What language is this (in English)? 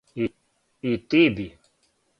Serbian